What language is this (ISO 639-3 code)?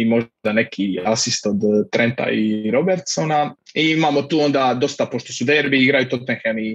hrv